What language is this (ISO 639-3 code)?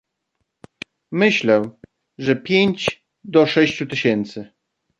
pol